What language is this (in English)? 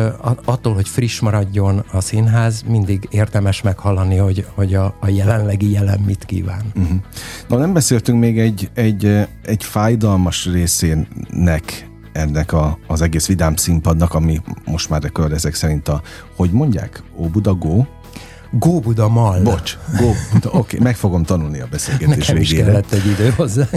Hungarian